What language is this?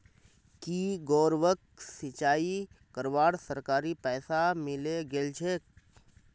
Magahi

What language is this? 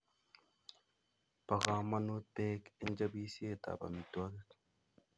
Kalenjin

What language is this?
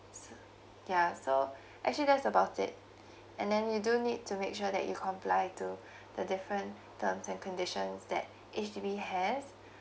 English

